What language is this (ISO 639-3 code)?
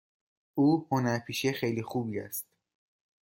fas